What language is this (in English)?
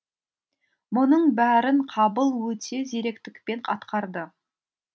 Kazakh